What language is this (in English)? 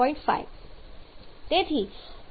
Gujarati